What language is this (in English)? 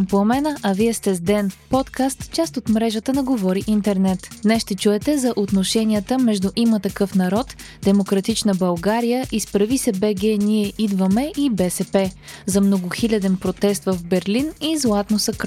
Bulgarian